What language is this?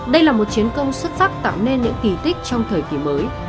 Vietnamese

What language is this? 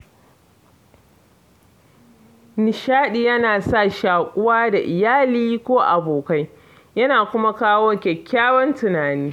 Hausa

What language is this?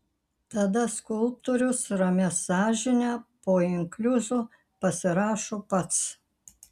Lithuanian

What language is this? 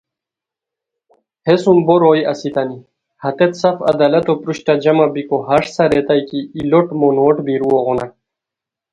Khowar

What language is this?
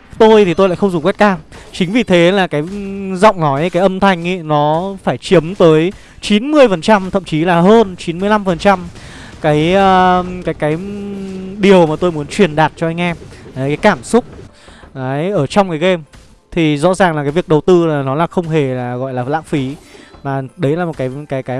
Vietnamese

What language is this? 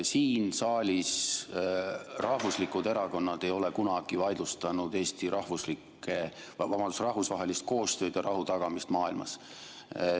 Estonian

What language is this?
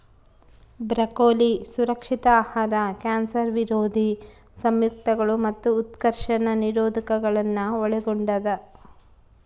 Kannada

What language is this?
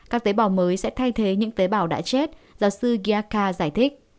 Vietnamese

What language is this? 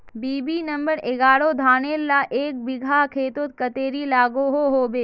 Magahi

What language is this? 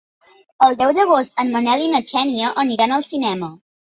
Catalan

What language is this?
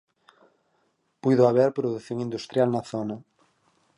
Galician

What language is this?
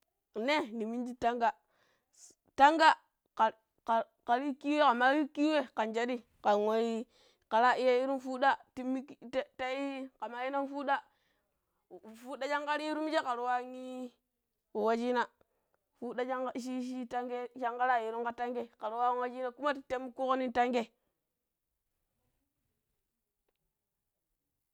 Pero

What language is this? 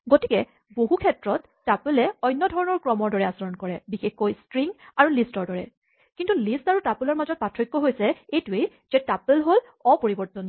Assamese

